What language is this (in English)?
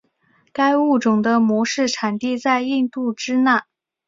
Chinese